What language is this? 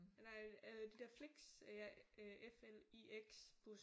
Danish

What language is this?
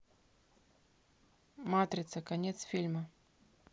Russian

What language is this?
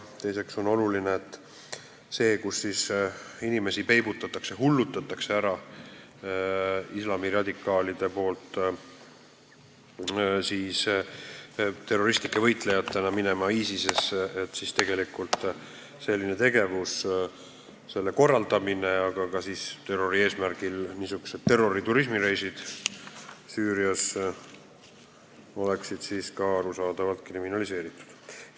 Estonian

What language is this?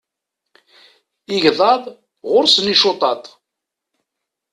Kabyle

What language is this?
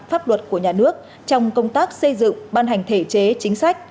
Vietnamese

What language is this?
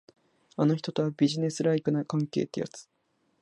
Japanese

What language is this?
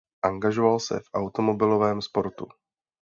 Czech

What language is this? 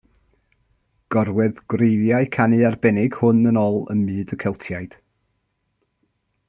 Welsh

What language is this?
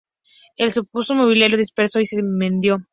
Spanish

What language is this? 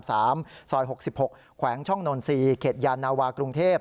Thai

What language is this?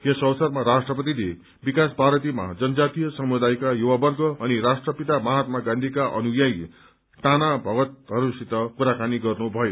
Nepali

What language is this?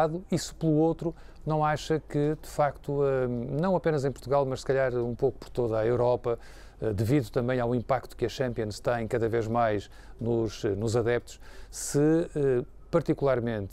Portuguese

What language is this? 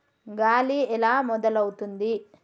Telugu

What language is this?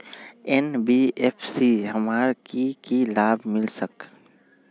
Magahi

